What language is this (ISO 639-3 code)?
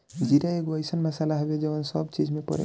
bho